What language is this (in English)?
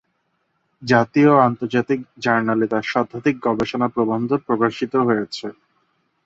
Bangla